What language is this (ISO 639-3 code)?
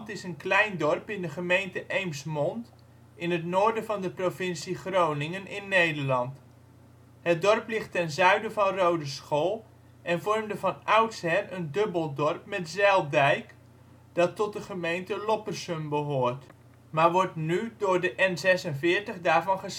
nld